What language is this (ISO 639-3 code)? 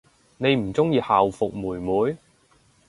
yue